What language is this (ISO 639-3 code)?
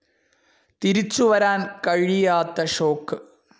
mal